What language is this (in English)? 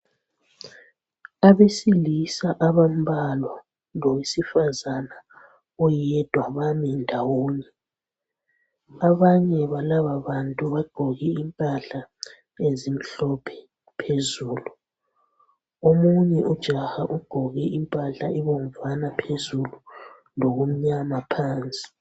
North Ndebele